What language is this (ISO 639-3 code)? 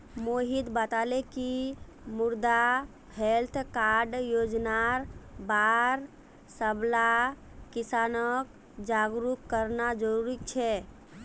mag